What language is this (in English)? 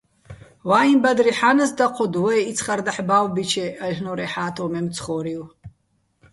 Bats